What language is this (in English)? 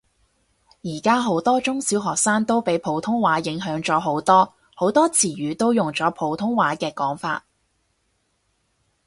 Cantonese